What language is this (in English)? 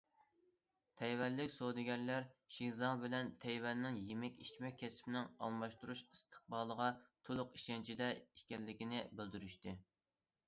Uyghur